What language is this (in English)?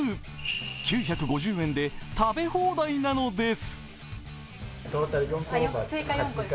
Japanese